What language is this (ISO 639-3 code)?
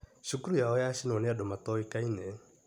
kik